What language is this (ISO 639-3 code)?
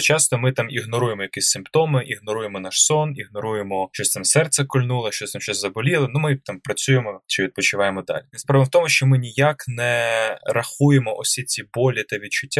ukr